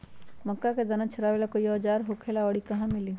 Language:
Magahi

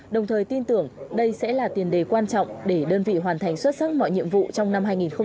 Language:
Vietnamese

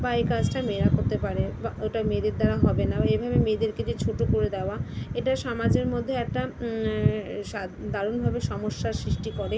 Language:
Bangla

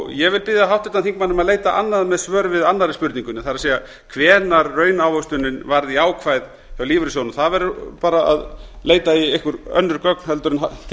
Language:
Icelandic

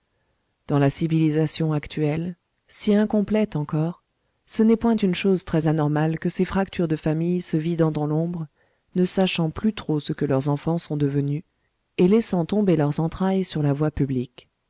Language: French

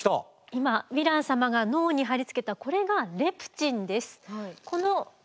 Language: Japanese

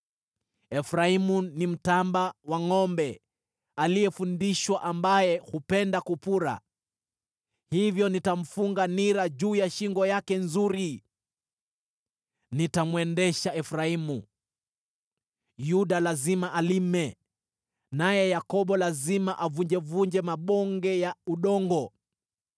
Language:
Swahili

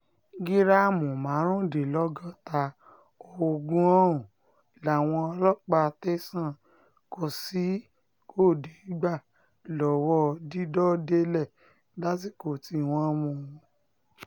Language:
Yoruba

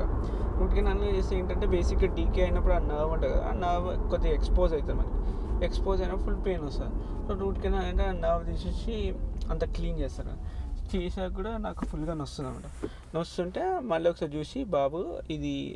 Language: Telugu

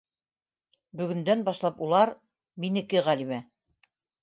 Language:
Bashkir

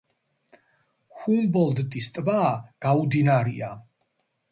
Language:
Georgian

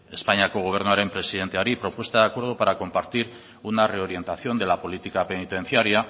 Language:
Spanish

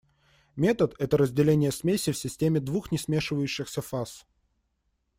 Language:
Russian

